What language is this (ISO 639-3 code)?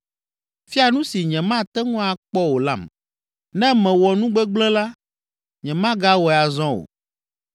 ewe